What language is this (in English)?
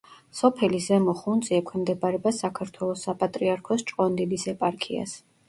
Georgian